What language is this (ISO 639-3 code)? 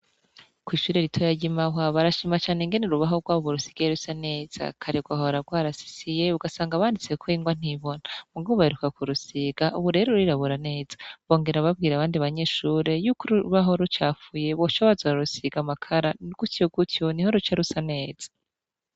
run